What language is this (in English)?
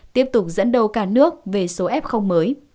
Vietnamese